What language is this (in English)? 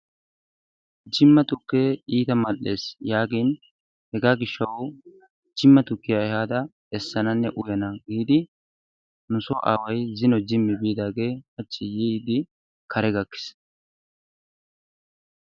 Wolaytta